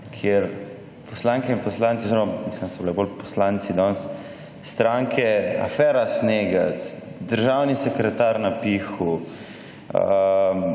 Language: Slovenian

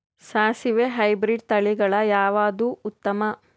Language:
Kannada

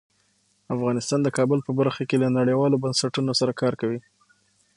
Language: Pashto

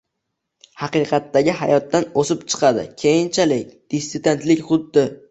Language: Uzbek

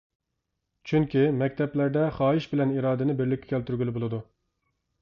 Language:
Uyghur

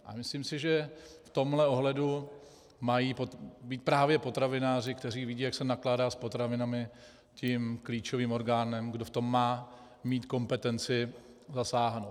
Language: Czech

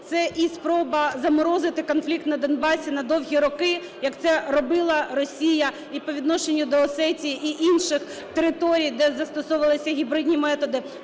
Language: Ukrainian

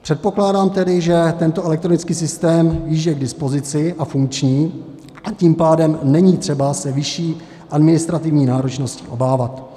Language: Czech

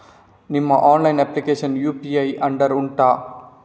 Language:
Kannada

